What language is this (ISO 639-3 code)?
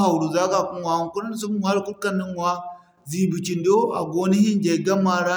dje